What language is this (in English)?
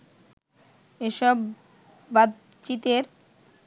Bangla